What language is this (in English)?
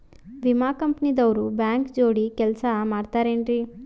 Kannada